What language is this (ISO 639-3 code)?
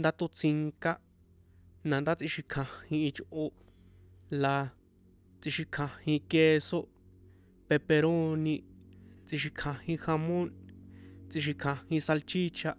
poe